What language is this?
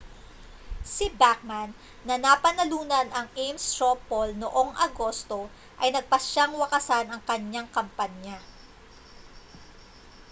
Filipino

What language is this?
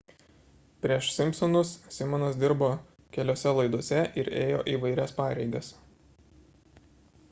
Lithuanian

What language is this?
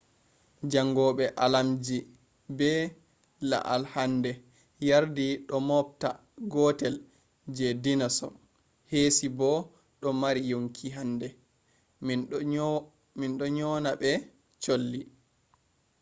Fula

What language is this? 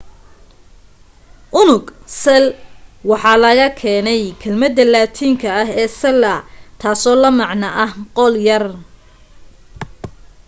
Somali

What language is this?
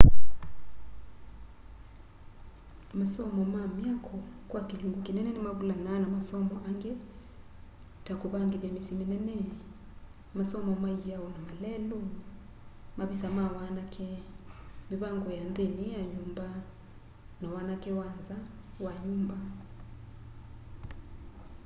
Kamba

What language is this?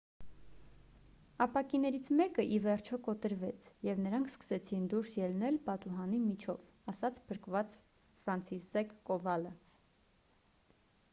Armenian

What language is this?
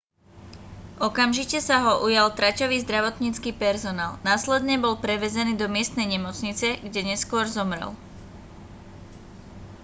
Slovak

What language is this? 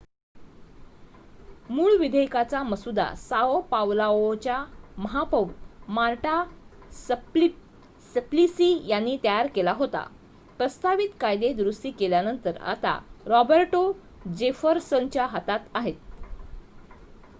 Marathi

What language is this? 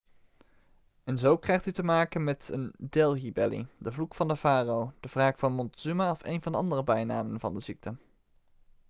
Dutch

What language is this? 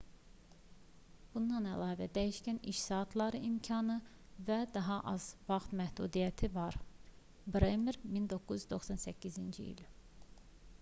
Azerbaijani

